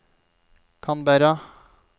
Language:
Norwegian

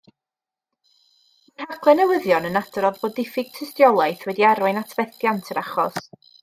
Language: Welsh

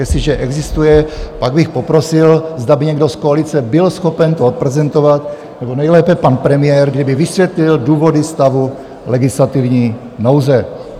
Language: Czech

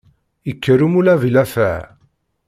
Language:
Kabyle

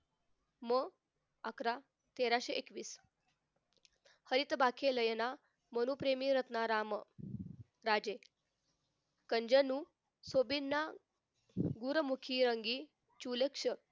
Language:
Marathi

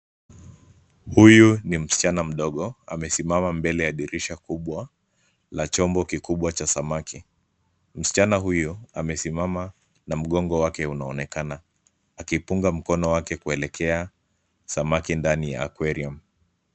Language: Swahili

